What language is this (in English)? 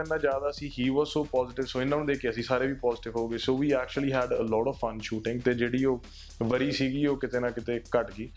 Punjabi